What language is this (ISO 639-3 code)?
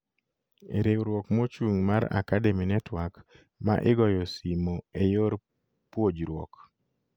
luo